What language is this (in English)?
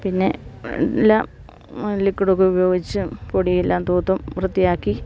Malayalam